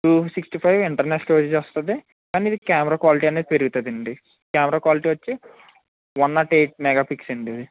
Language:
Telugu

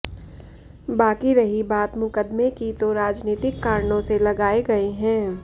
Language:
Hindi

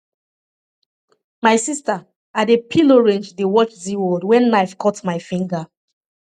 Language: Nigerian Pidgin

